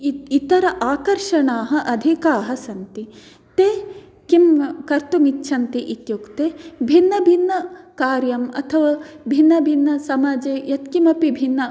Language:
Sanskrit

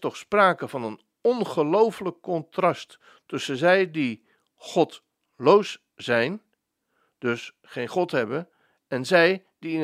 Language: Dutch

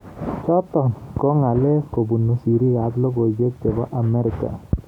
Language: Kalenjin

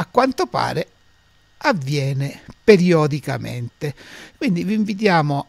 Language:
Italian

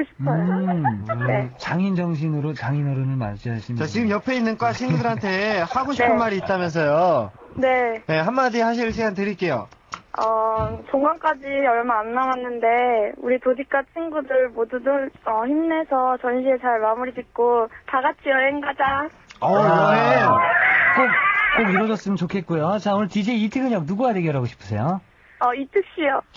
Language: Korean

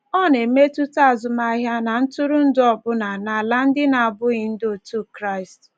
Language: Igbo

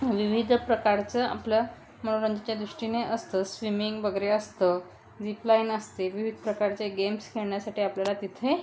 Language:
Marathi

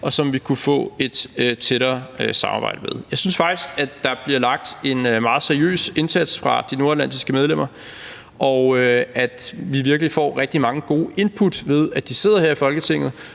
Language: Danish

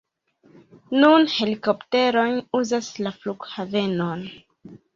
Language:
Esperanto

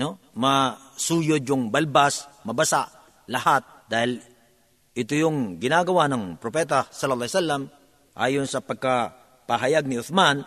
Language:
Filipino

